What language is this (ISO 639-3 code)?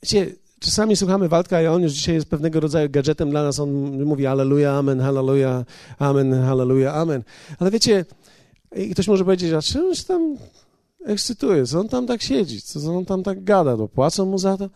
pol